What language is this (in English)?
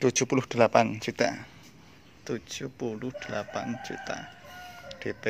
Indonesian